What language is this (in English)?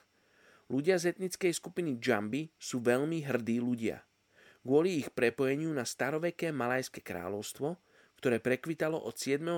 Slovak